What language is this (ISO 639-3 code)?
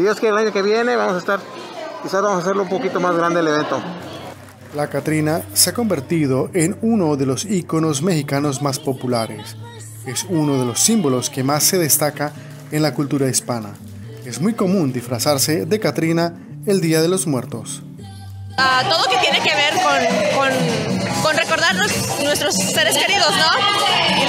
spa